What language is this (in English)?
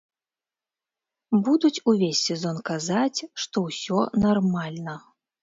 Belarusian